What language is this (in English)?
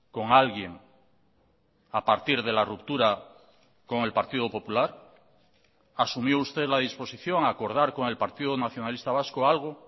Spanish